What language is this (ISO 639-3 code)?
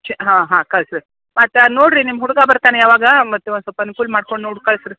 kan